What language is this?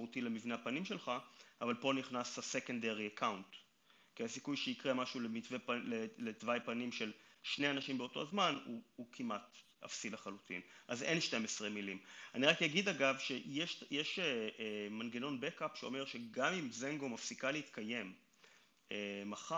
Hebrew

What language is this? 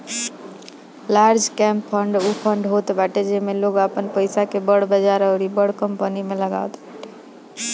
Bhojpuri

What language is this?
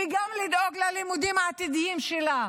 Hebrew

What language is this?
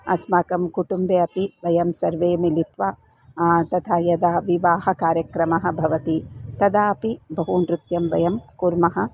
Sanskrit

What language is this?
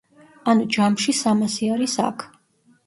Georgian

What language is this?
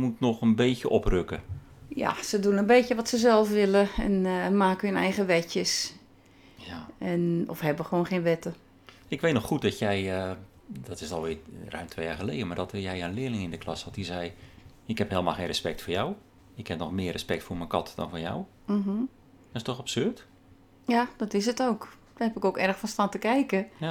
Dutch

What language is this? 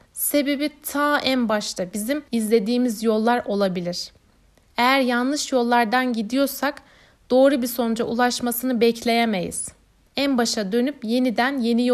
Turkish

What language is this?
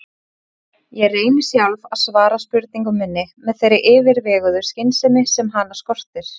Icelandic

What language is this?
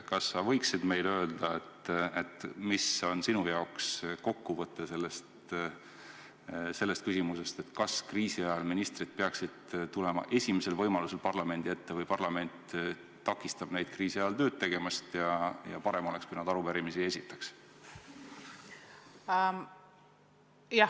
Estonian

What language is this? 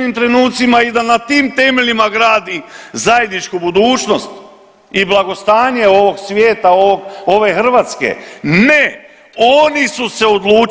Croatian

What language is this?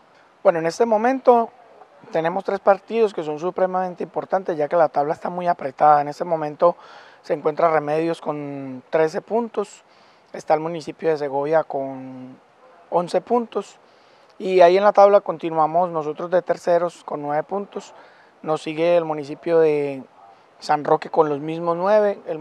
Spanish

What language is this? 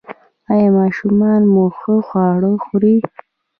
Pashto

